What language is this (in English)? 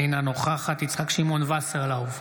Hebrew